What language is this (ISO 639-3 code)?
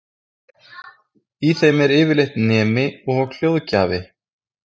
isl